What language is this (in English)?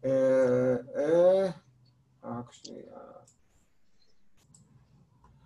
Hebrew